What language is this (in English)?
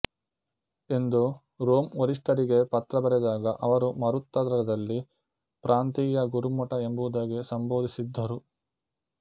Kannada